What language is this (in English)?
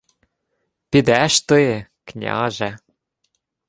Ukrainian